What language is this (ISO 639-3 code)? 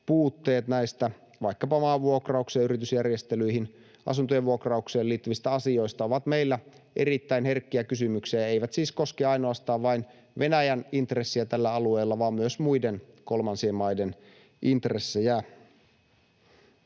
fin